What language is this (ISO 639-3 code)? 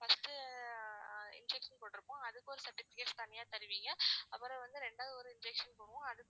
tam